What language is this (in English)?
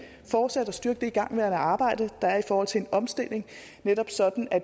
Danish